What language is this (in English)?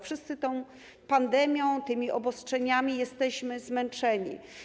Polish